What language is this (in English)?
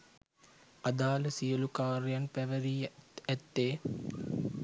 Sinhala